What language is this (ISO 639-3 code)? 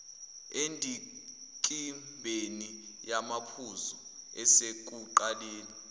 zul